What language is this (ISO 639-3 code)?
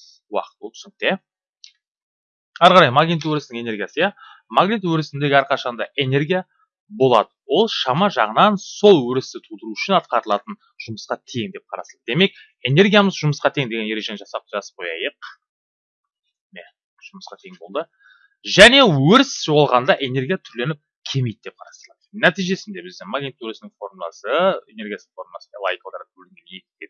tur